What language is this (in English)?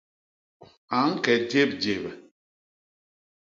Basaa